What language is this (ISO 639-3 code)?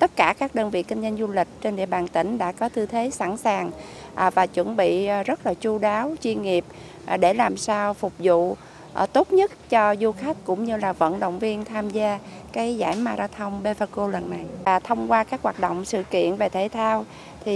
vie